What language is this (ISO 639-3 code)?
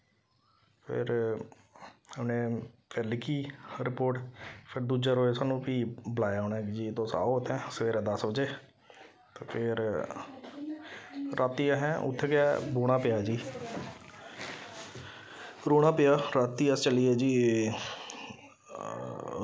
doi